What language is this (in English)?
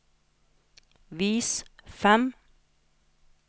Norwegian